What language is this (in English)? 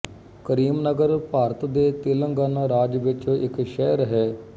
Punjabi